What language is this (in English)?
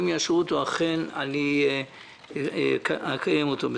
Hebrew